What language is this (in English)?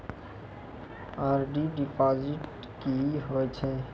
Maithili